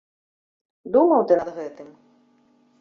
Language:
Belarusian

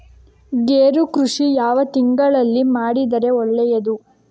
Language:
Kannada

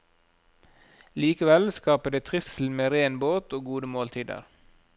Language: Norwegian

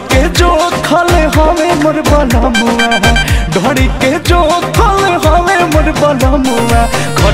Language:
Hindi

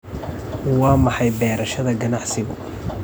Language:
Somali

